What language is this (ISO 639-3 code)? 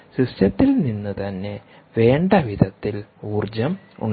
mal